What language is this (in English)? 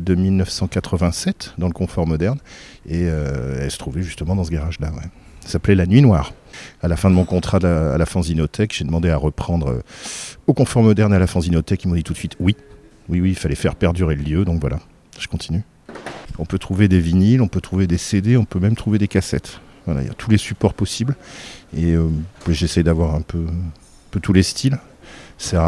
French